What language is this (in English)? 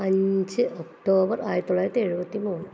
Malayalam